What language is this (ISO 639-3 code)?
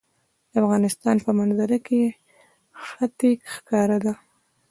pus